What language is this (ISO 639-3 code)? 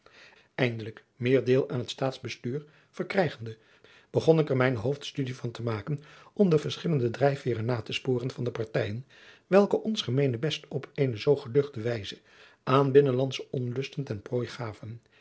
nld